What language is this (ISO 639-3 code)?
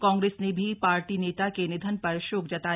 hin